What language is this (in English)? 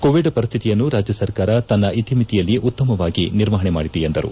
Kannada